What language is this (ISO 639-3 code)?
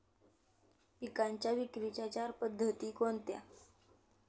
mar